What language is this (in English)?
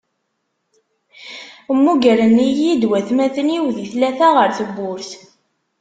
Kabyle